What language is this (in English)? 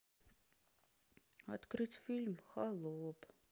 Russian